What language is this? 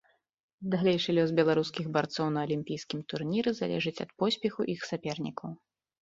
Belarusian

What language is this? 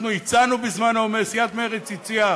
Hebrew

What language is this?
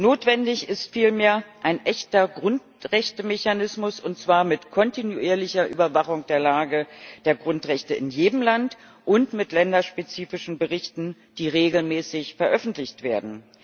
German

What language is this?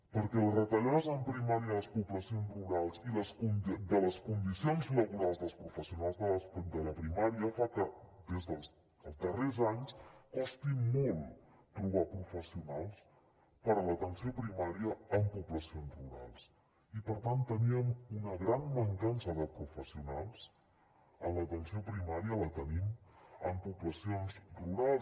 Catalan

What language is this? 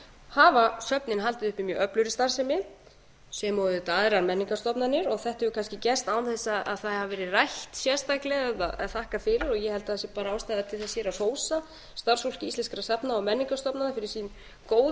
Icelandic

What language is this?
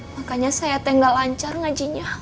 Indonesian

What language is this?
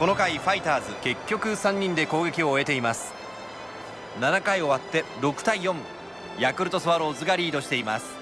Japanese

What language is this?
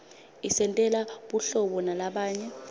Swati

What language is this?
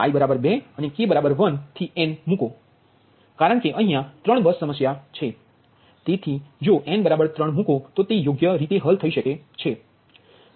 Gujarati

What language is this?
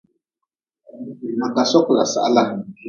Nawdm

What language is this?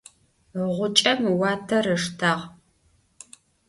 Adyghe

